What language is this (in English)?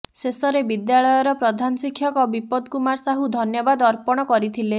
Odia